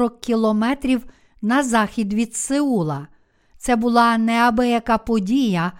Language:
Ukrainian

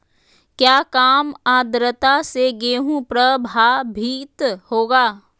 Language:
Magahi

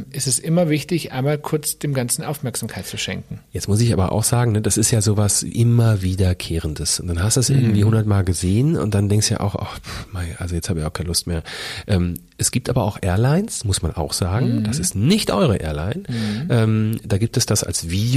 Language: German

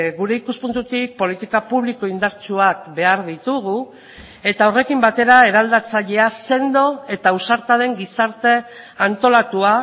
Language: Basque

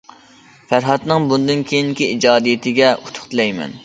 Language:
Uyghur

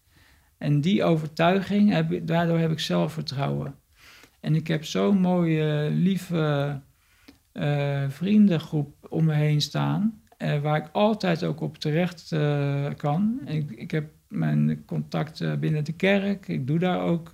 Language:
Dutch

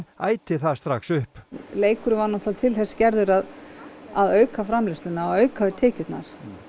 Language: Icelandic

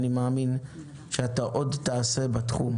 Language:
Hebrew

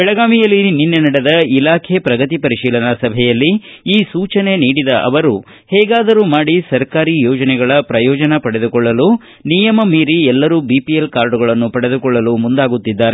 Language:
Kannada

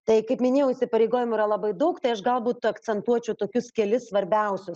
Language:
Lithuanian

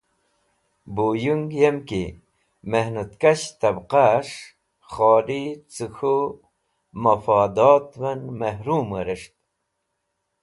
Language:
Wakhi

